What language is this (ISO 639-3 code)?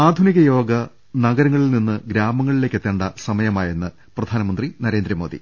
mal